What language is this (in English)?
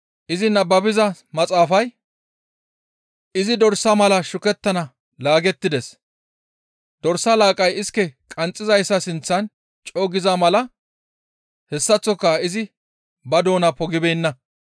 Gamo